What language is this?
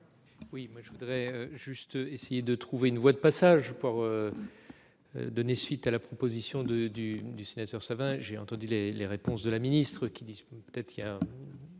French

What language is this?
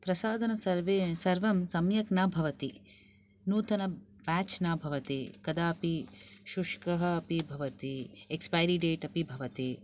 Sanskrit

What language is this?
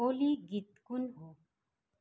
Nepali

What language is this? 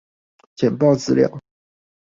Chinese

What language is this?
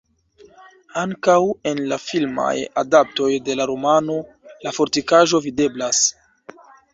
Esperanto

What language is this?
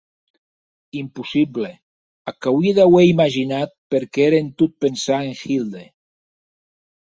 Occitan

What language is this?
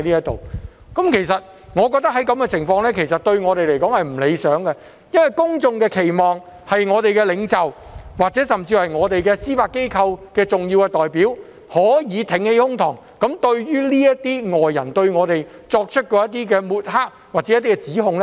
Cantonese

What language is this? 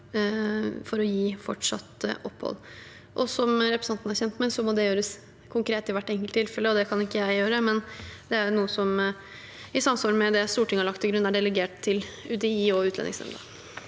Norwegian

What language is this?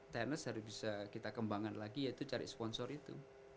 Indonesian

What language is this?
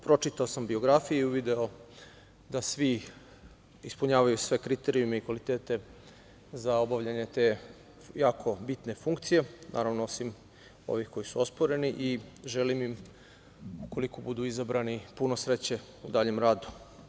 Serbian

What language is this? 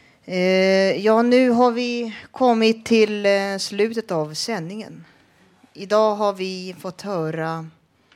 Swedish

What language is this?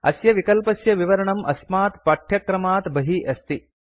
Sanskrit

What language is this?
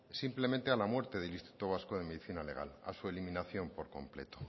Spanish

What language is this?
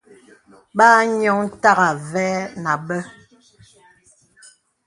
Bebele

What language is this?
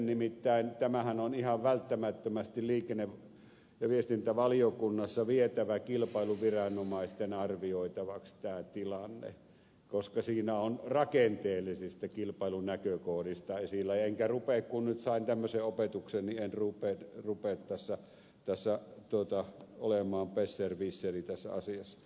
Finnish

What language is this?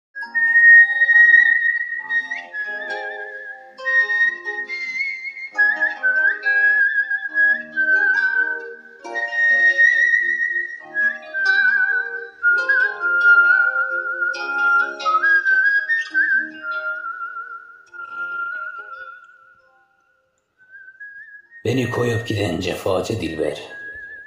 Turkish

